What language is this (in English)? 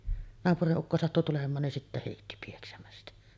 Finnish